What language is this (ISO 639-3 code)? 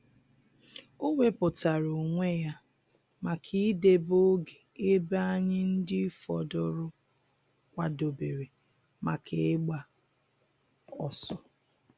ibo